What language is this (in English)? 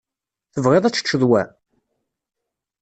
Kabyle